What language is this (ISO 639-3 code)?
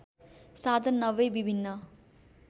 nep